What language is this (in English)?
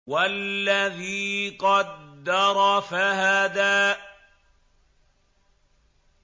Arabic